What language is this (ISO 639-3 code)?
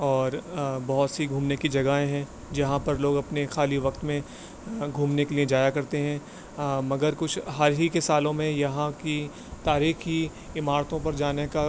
urd